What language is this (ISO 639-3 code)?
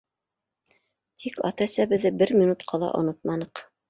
bak